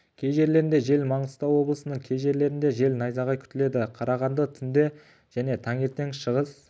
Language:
Kazakh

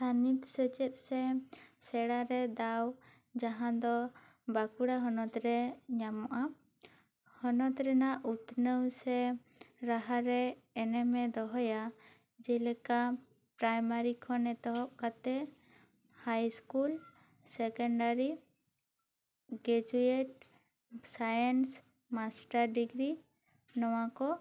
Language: Santali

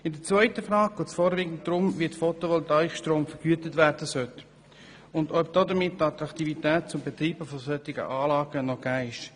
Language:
Swiss German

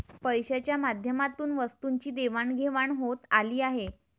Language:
Marathi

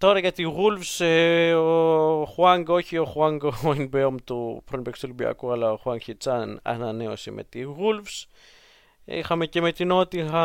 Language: Greek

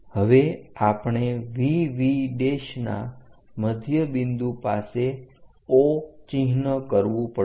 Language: Gujarati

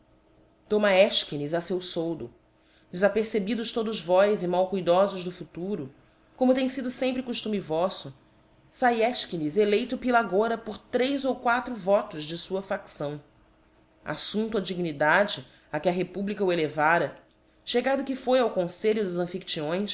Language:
Portuguese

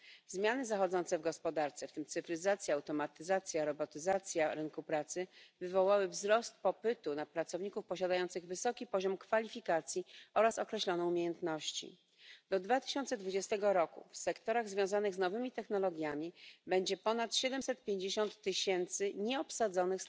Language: Polish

